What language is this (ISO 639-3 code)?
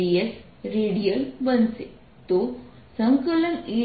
guj